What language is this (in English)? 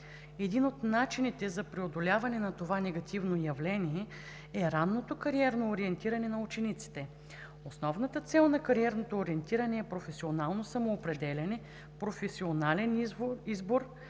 Bulgarian